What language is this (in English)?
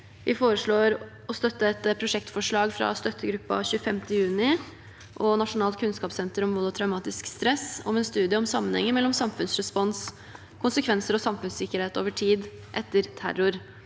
Norwegian